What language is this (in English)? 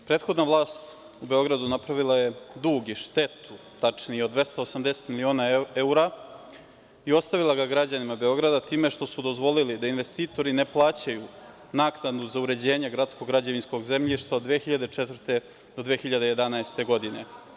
Serbian